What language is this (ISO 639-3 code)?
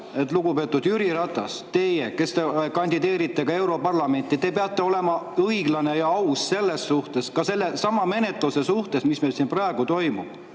est